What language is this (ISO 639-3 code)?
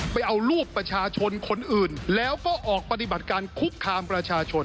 tha